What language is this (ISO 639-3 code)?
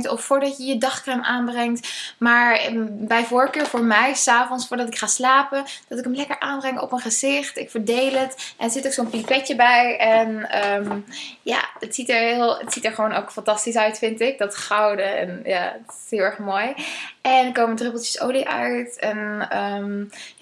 nld